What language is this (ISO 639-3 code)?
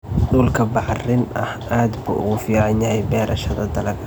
som